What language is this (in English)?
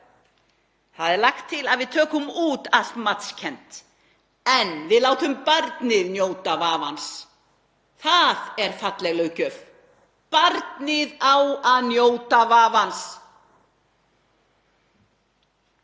Icelandic